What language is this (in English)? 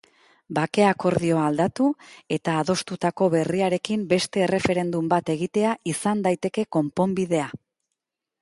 Basque